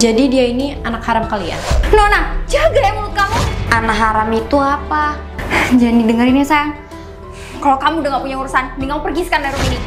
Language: Indonesian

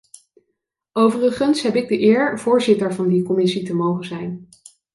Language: Dutch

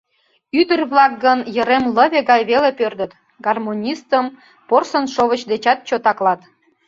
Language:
Mari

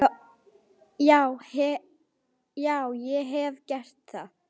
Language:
Icelandic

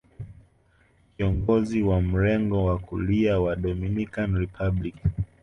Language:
Swahili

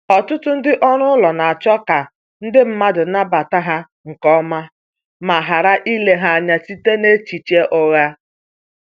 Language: Igbo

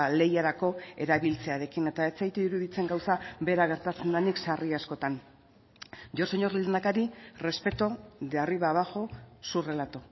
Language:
Basque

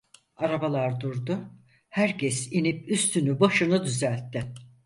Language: Turkish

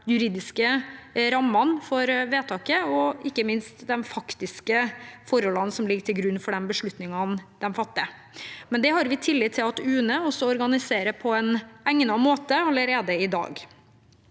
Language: Norwegian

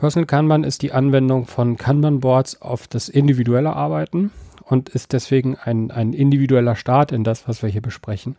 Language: German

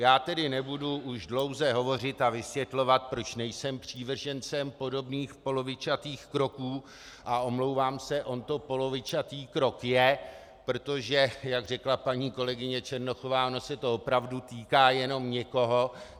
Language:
Czech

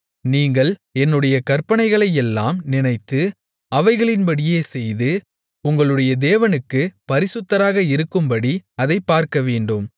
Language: Tamil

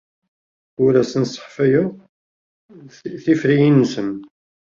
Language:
Kabyle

